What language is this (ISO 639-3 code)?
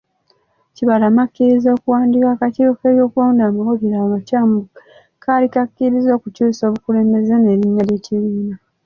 lug